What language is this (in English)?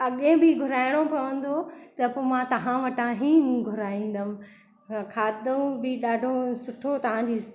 Sindhi